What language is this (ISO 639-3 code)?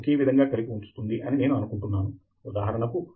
tel